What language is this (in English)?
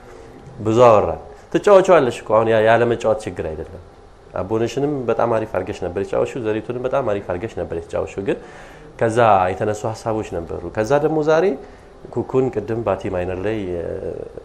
Arabic